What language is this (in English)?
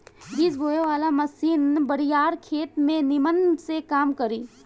Bhojpuri